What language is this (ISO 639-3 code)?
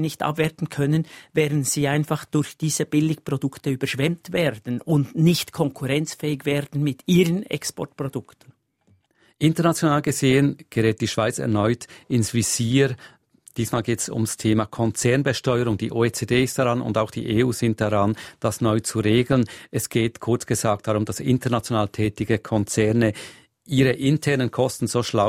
deu